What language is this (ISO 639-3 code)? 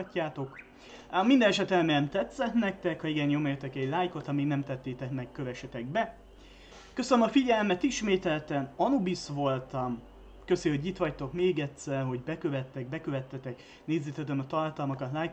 hun